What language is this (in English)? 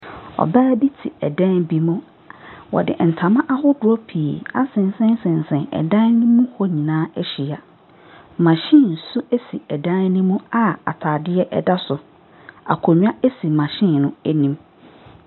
Akan